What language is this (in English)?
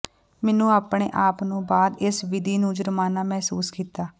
Punjabi